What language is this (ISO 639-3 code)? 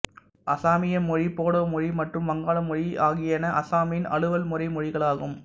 tam